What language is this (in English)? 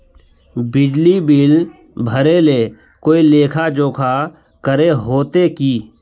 Magahi